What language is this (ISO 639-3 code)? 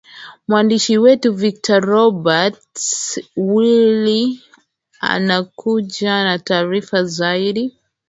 swa